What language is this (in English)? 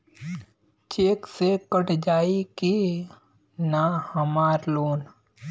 Bhojpuri